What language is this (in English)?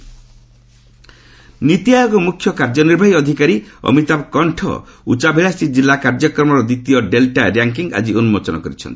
Odia